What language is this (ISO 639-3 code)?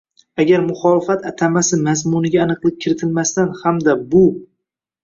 uzb